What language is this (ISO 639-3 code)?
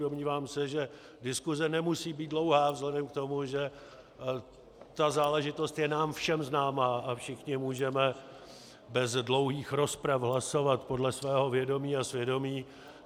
ces